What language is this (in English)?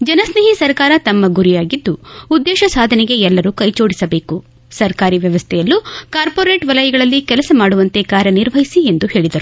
Kannada